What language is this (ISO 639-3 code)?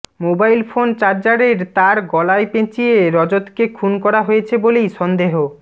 ben